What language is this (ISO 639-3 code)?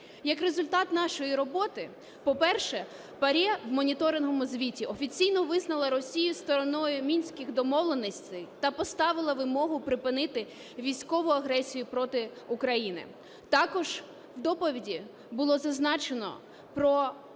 ukr